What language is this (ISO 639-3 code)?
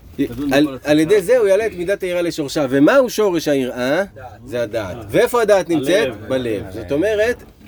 heb